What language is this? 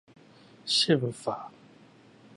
Chinese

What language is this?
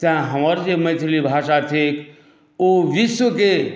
Maithili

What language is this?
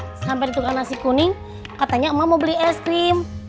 Indonesian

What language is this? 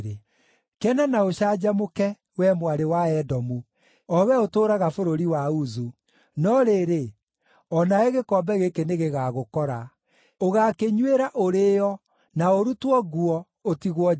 Kikuyu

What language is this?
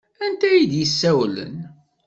Kabyle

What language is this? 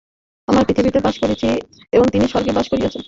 Bangla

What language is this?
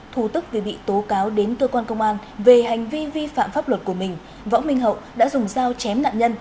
Vietnamese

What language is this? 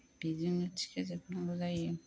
Bodo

